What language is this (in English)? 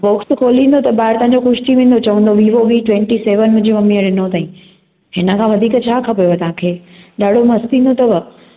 Sindhi